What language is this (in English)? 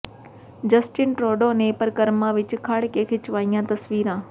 Punjabi